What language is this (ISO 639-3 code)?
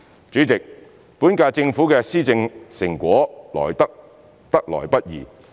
yue